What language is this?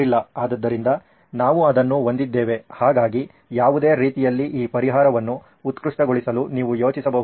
Kannada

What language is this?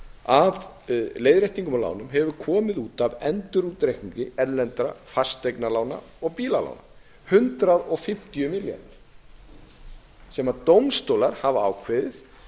Icelandic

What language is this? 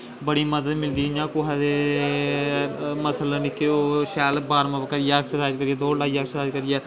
Dogri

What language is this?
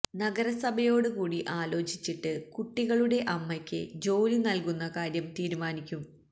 Malayalam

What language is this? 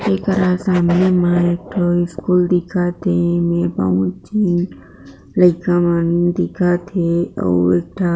Chhattisgarhi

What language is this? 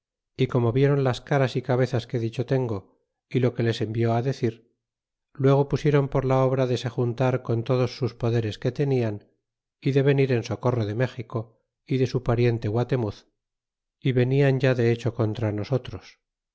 Spanish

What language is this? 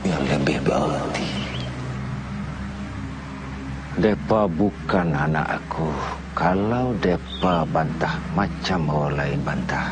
Malay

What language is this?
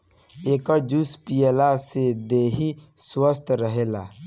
Bhojpuri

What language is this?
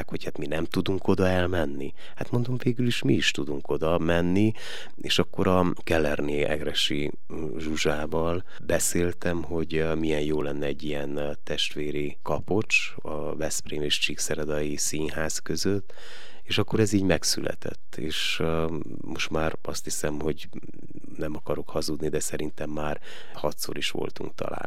Hungarian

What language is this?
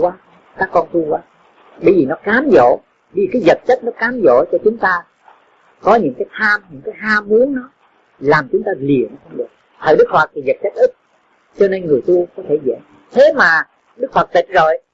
Vietnamese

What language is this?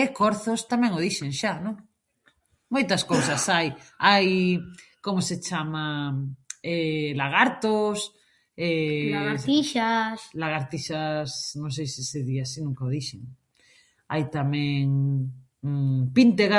Galician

